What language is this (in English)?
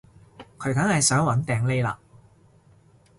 Cantonese